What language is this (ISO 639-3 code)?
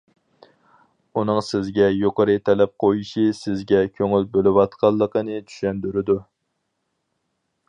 uig